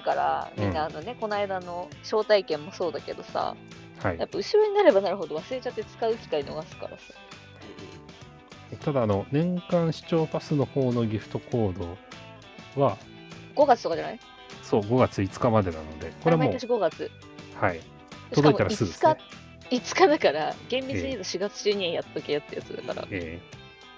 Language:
Japanese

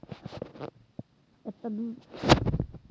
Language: Maithili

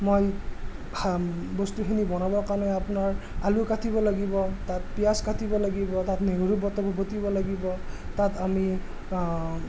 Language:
Assamese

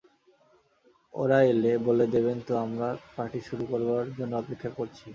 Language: Bangla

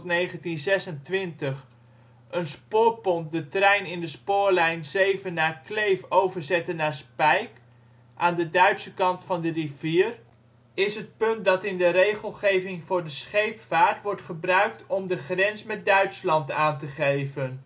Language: Dutch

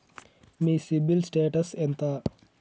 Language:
Telugu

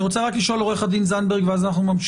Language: Hebrew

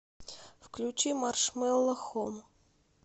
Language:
Russian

